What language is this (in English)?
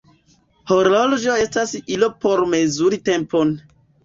Esperanto